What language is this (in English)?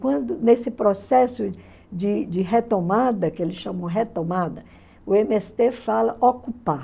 Portuguese